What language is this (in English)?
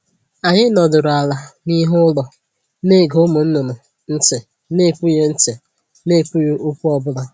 Igbo